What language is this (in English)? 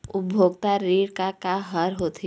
Chhattisgarhi